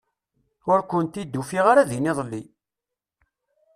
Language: Kabyle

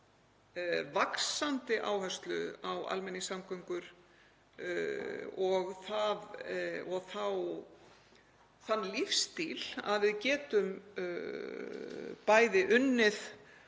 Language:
Icelandic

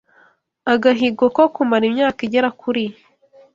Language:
Kinyarwanda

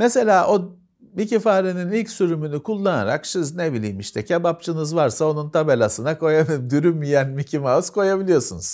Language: Turkish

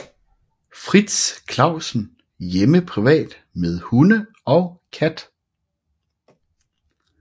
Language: Danish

